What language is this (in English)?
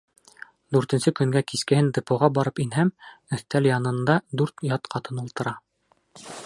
Bashkir